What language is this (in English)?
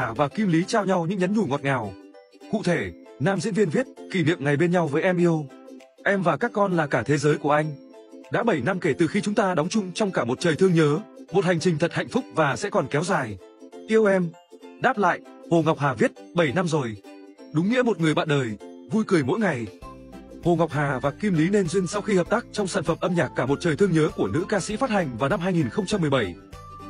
Vietnamese